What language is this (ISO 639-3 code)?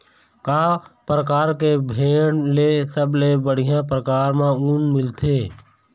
hne